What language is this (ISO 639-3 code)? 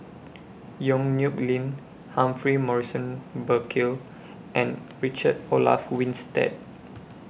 eng